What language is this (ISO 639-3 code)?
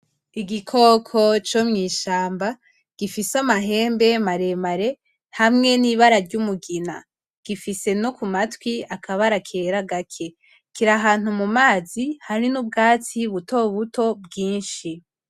run